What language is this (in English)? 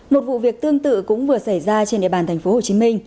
Vietnamese